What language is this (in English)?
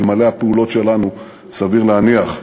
Hebrew